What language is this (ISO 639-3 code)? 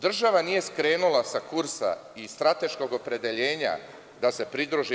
srp